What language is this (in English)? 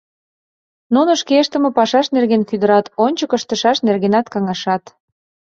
Mari